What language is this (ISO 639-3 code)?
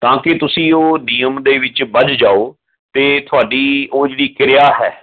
pan